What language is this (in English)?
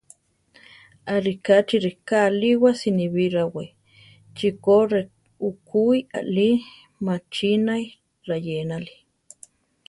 Central Tarahumara